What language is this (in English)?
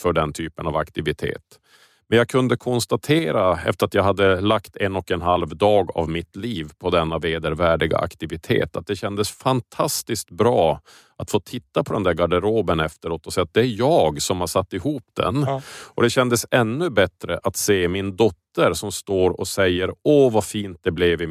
Swedish